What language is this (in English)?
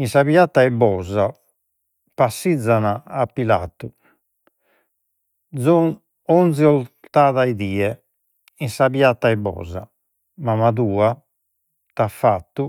Sardinian